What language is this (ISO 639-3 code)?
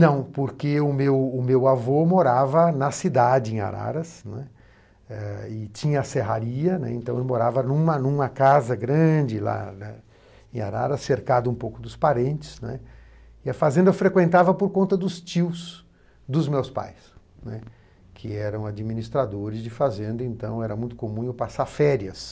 por